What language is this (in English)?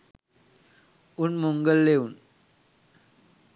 Sinhala